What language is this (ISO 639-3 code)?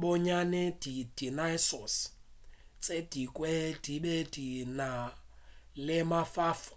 nso